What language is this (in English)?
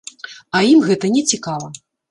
Belarusian